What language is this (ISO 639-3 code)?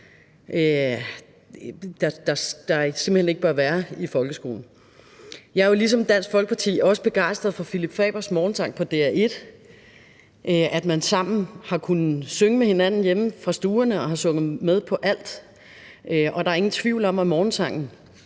dan